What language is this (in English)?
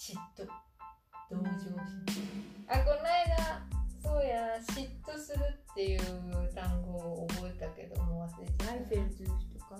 Japanese